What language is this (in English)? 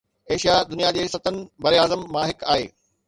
Sindhi